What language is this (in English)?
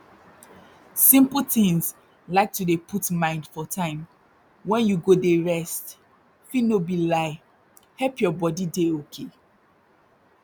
Nigerian Pidgin